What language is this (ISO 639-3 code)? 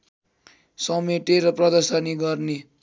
nep